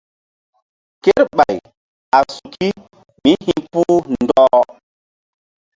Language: Mbum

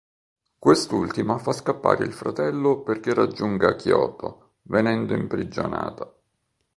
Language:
Italian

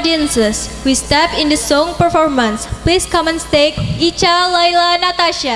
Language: Indonesian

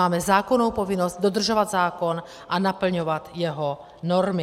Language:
Czech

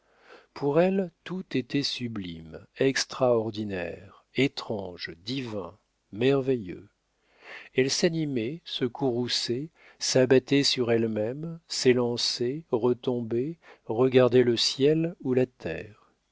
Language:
French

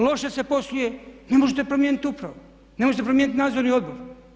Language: Croatian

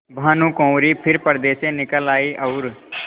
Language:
Hindi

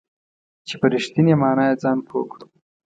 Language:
Pashto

